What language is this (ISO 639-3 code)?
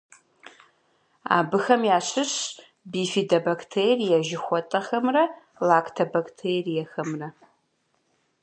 kbd